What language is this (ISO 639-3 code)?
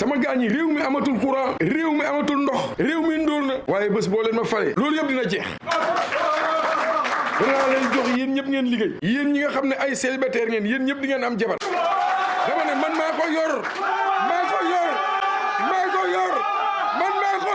fra